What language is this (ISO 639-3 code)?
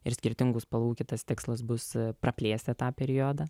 lit